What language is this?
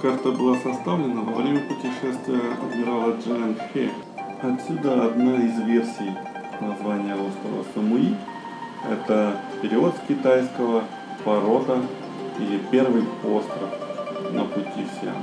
Russian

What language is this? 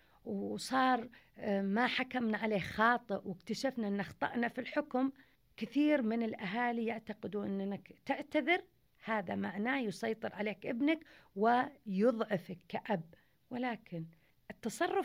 Arabic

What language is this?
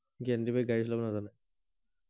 Assamese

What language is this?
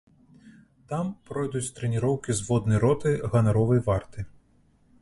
Belarusian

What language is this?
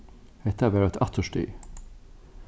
Faroese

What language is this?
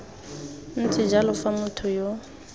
Tswana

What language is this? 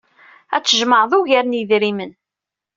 Kabyle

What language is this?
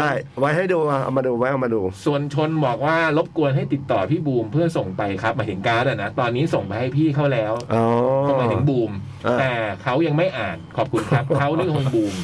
Thai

